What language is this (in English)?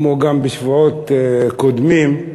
Hebrew